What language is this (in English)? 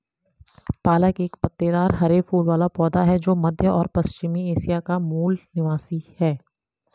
Hindi